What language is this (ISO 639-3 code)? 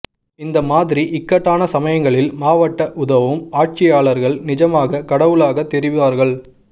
tam